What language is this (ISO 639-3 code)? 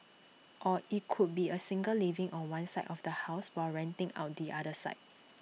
eng